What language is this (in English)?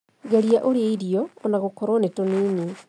Kikuyu